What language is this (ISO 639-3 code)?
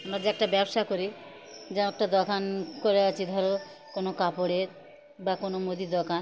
ben